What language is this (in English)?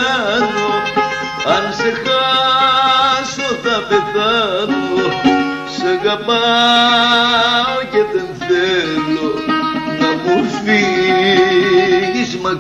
Greek